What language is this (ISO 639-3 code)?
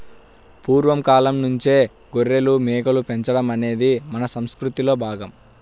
tel